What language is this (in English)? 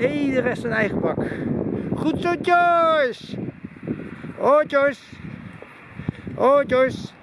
Dutch